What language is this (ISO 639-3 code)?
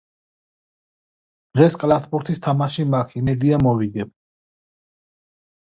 kat